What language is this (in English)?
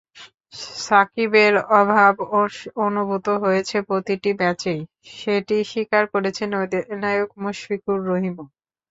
Bangla